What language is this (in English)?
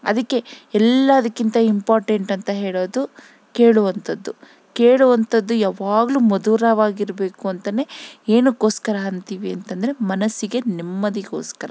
Kannada